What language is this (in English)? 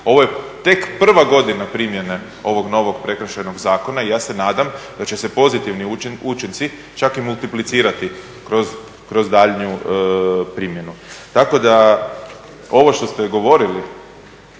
Croatian